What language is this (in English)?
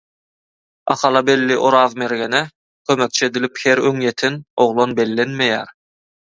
Turkmen